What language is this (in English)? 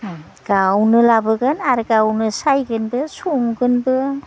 Bodo